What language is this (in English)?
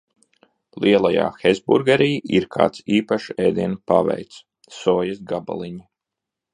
Latvian